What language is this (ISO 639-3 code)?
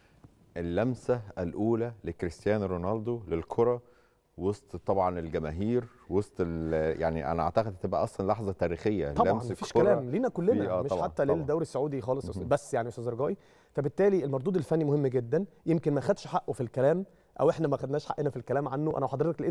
ara